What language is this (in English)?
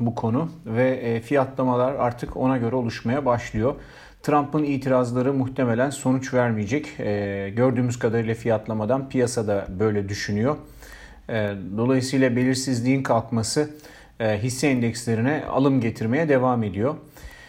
Turkish